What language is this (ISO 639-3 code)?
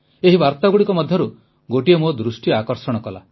ori